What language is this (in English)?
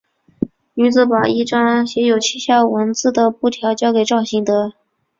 Chinese